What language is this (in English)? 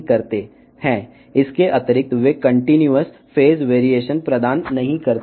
Telugu